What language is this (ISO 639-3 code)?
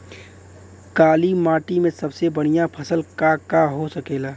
bho